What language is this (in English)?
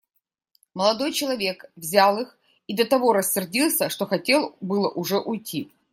Russian